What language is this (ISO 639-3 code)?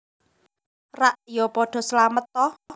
jav